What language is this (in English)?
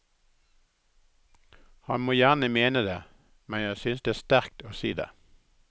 Norwegian